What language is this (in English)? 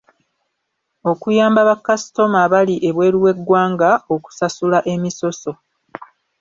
Ganda